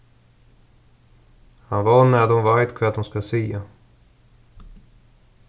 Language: Faroese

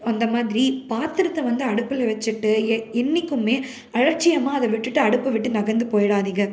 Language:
Tamil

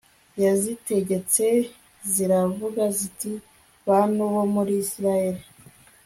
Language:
Kinyarwanda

